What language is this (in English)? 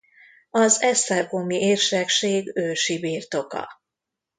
Hungarian